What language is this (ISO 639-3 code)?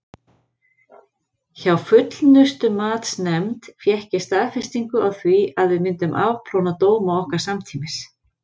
isl